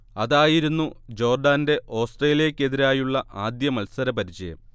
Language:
Malayalam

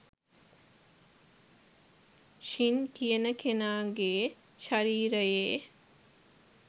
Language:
Sinhala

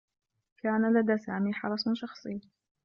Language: Arabic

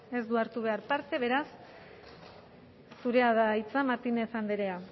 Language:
Basque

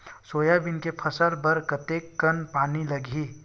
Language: Chhattisgarhi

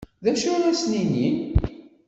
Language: Kabyle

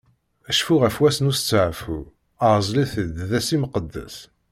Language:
Kabyle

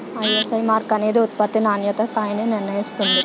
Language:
Telugu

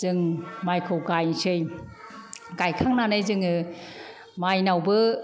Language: Bodo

